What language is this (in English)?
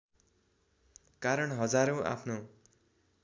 Nepali